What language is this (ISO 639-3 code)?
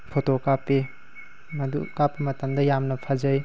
mni